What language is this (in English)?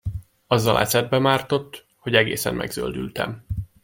Hungarian